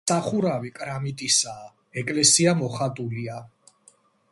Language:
Georgian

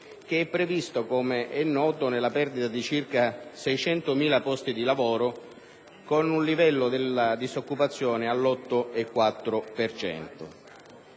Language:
Italian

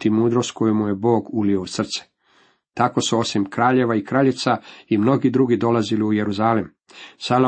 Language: Croatian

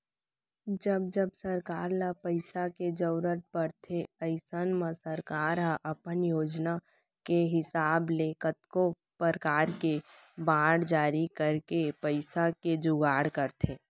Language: Chhattisgarhi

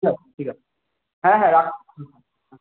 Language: Bangla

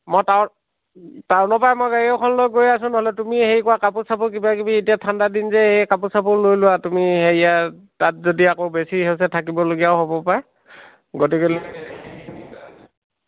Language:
Assamese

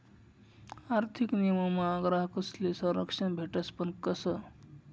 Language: Marathi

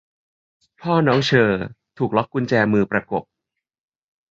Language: Thai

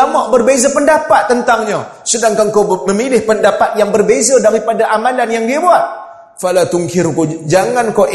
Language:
Malay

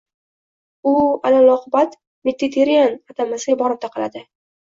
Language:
Uzbek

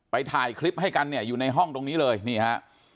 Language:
Thai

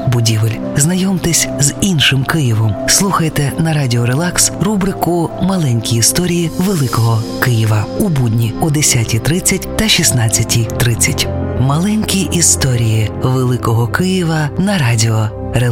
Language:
Ukrainian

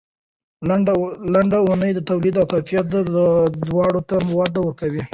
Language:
Pashto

